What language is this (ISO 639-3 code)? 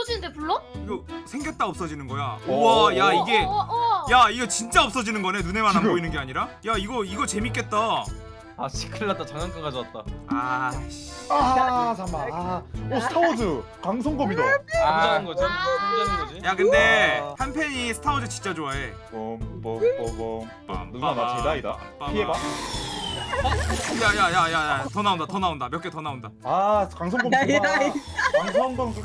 kor